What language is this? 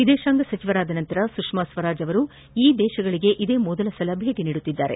Kannada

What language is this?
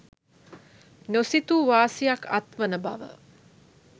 Sinhala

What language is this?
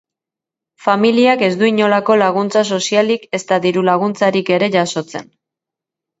Basque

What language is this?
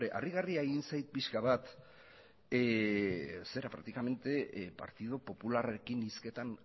Basque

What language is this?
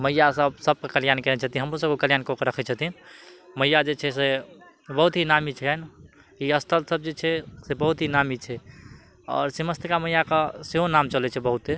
Maithili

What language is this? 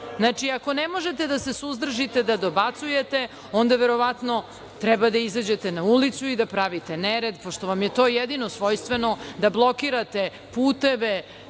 Serbian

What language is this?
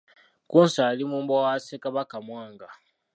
Ganda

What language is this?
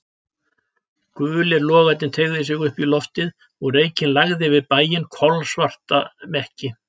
Icelandic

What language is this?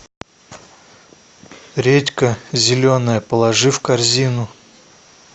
Russian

